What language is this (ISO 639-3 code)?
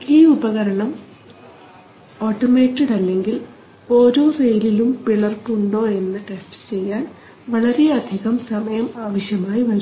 mal